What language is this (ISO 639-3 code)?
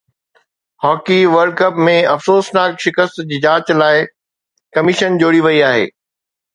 snd